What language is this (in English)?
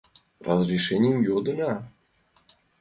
Mari